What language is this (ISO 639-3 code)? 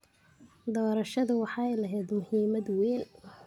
som